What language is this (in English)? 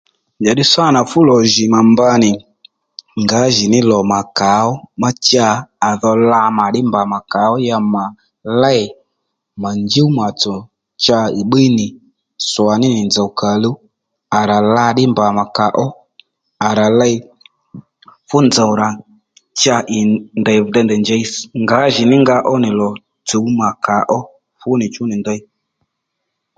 Lendu